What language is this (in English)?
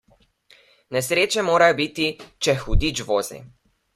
Slovenian